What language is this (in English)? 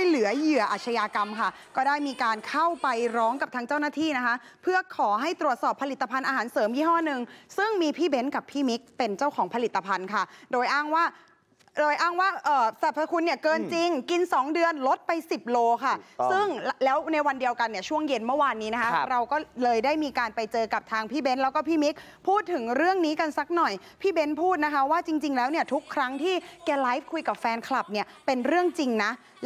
Thai